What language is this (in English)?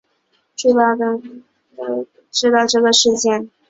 Chinese